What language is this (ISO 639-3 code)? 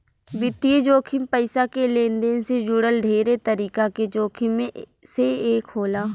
bho